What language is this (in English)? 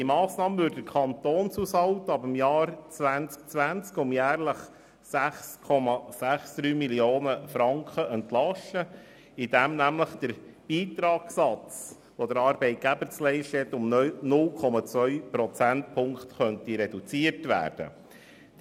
Swiss German